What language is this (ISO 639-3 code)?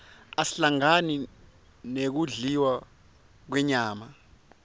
ssw